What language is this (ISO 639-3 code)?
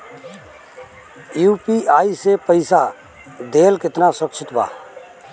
bho